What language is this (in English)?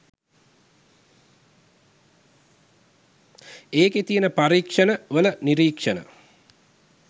Sinhala